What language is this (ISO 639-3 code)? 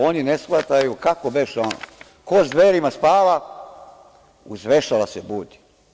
srp